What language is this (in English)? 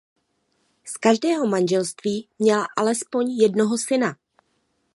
Czech